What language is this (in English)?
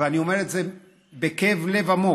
Hebrew